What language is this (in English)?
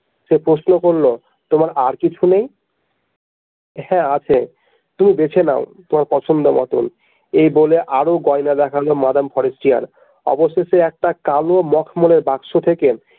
Bangla